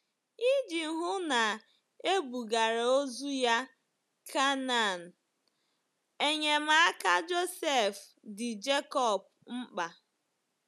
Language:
Igbo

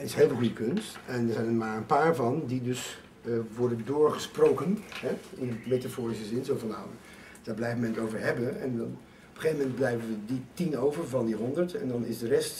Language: Dutch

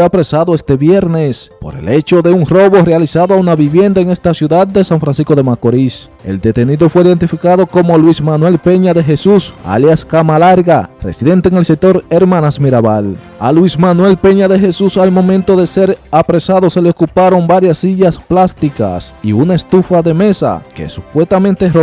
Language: Spanish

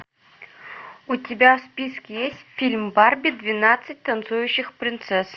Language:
Russian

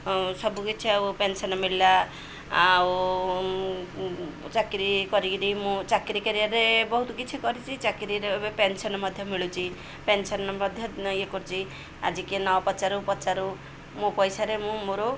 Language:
Odia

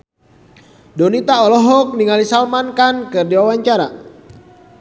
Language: Sundanese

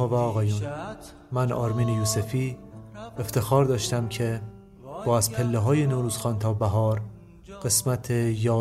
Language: Persian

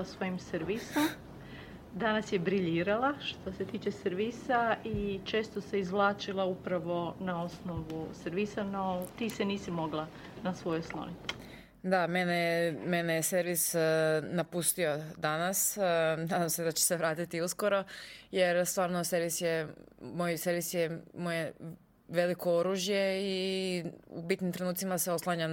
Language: Croatian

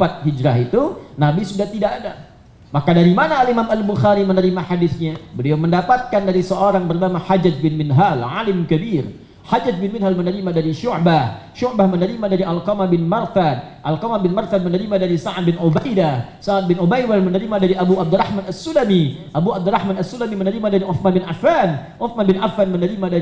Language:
Indonesian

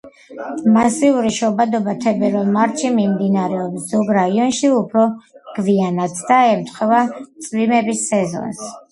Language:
Georgian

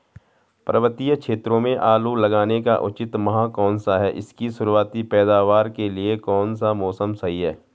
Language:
Hindi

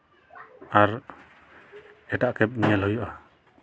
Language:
Santali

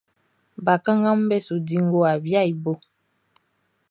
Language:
Baoulé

